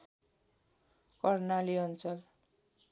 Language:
Nepali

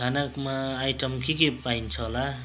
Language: Nepali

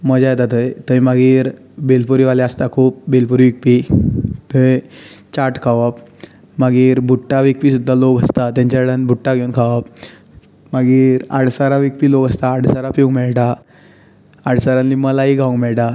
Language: Konkani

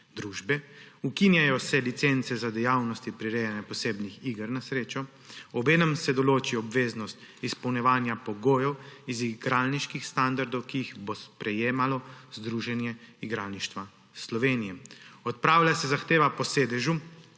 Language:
Slovenian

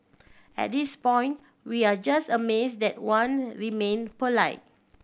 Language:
English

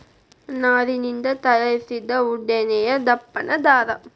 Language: Kannada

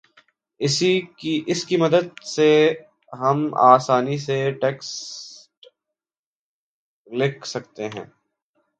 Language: Urdu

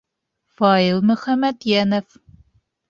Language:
Bashkir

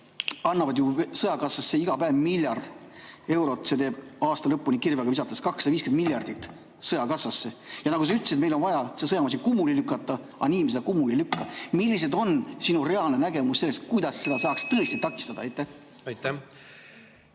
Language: Estonian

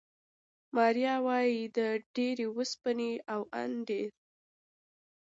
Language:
Pashto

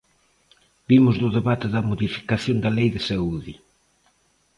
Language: Galician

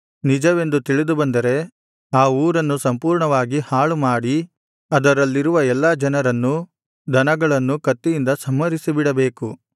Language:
Kannada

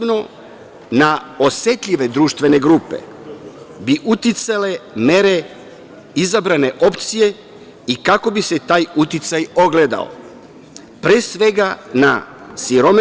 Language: Serbian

